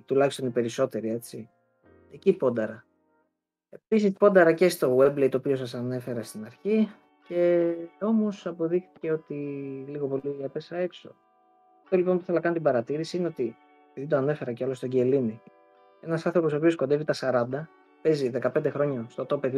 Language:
Greek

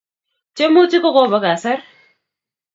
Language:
Kalenjin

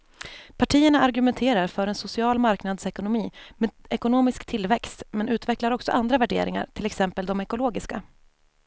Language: Swedish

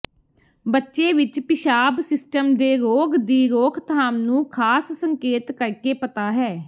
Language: Punjabi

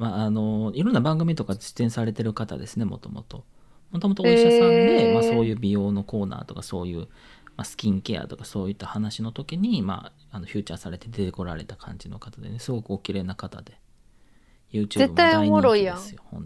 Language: Japanese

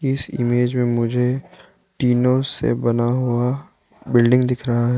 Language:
Hindi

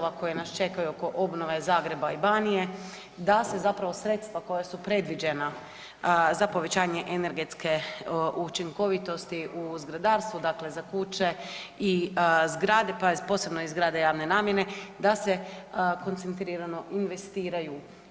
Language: Croatian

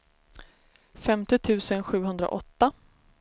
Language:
Swedish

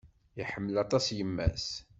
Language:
Kabyle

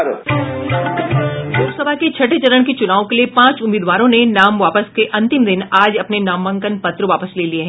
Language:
Hindi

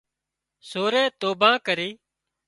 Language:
Wadiyara Koli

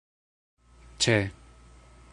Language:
Esperanto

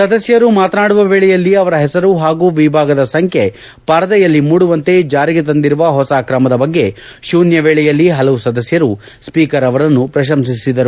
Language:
Kannada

